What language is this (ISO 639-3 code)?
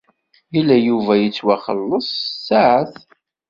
kab